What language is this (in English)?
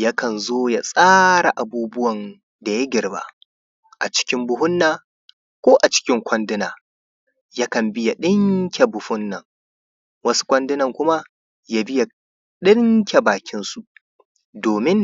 Hausa